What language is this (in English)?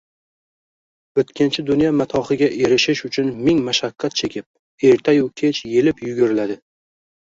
Uzbek